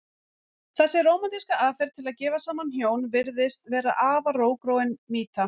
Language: Icelandic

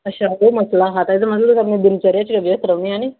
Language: Dogri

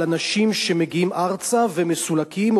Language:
Hebrew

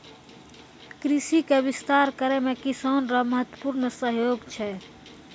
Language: Maithili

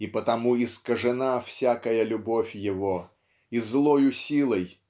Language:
Russian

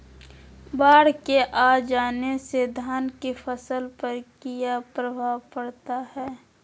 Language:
Magahi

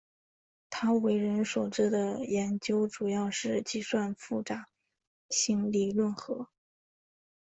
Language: Chinese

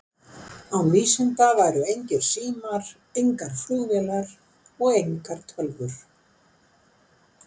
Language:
Icelandic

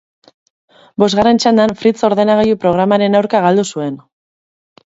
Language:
Basque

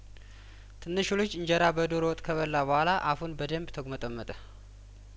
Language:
Amharic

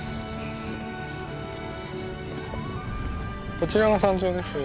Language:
Japanese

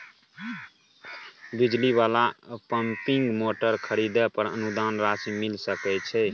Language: Maithili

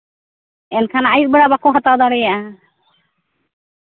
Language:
Santali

